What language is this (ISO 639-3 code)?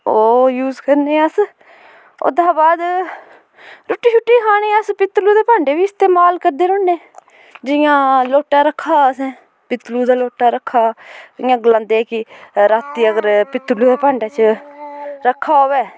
doi